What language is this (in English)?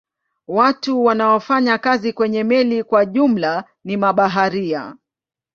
Swahili